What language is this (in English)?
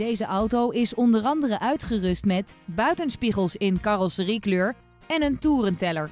Dutch